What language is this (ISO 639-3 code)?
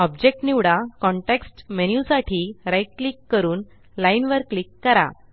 mar